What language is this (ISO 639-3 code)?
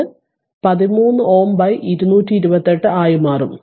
mal